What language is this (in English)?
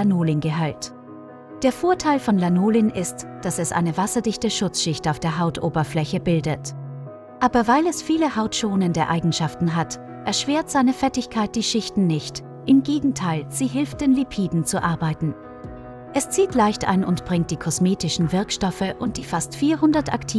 German